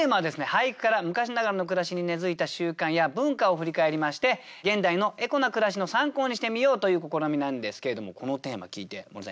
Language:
Japanese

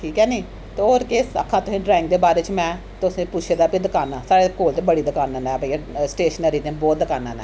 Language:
Dogri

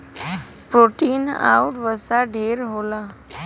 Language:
Bhojpuri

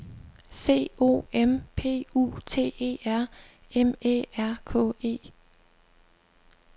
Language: Danish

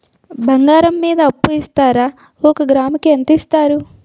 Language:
Telugu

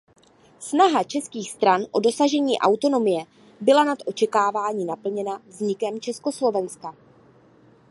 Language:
Czech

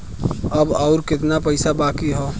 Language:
Bhojpuri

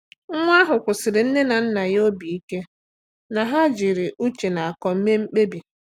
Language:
Igbo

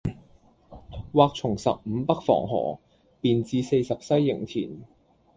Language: Cantonese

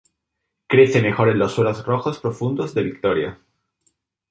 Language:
Spanish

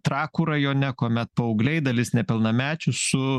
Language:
Lithuanian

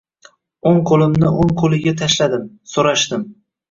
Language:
Uzbek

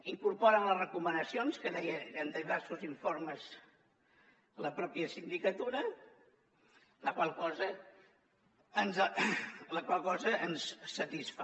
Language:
Catalan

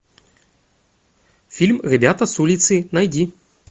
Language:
Russian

